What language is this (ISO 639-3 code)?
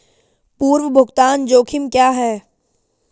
hin